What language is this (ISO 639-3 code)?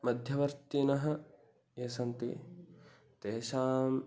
san